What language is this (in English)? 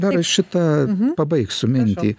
Lithuanian